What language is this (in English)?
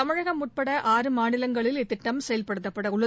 Tamil